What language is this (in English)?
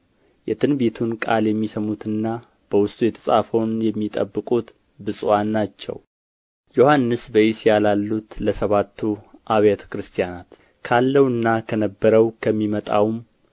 Amharic